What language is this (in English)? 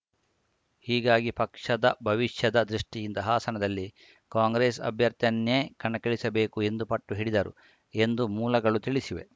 Kannada